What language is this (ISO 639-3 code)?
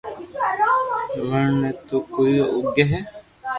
lrk